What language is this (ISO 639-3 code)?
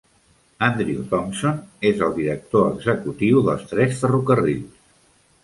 cat